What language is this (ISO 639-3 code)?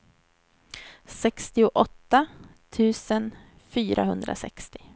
swe